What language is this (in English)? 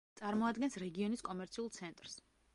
Georgian